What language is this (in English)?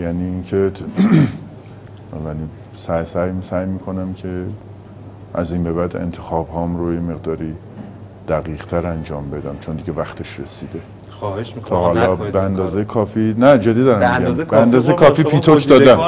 Persian